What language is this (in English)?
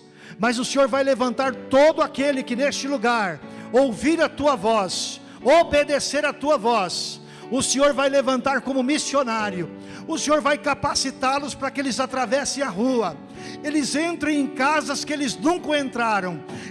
Portuguese